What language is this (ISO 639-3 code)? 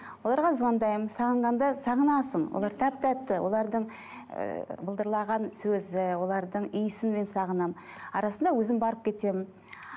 kaz